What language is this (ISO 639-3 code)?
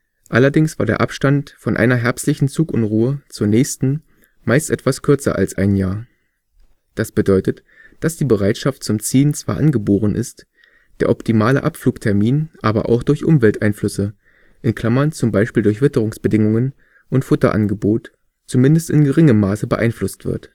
deu